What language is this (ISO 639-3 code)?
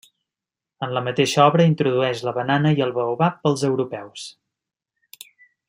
cat